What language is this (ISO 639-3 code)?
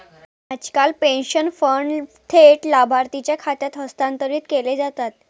mar